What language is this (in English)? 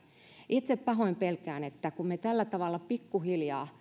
Finnish